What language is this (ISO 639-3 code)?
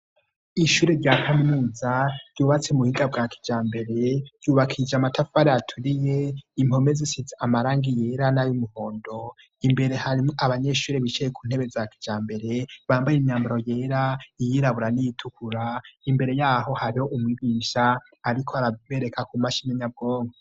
run